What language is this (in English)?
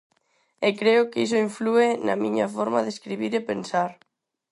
Galician